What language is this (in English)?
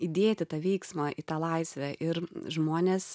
Lithuanian